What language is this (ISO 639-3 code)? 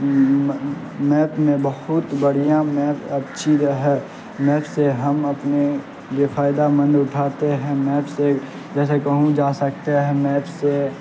urd